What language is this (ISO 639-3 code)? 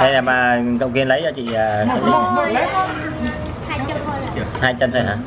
vie